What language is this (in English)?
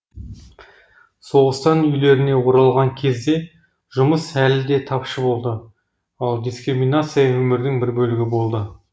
Kazakh